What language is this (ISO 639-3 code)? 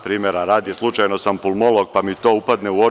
srp